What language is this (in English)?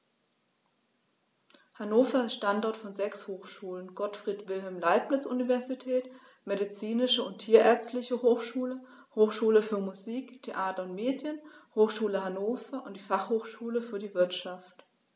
German